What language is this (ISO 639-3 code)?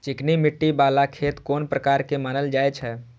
mai